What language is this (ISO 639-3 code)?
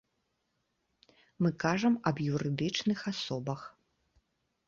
bel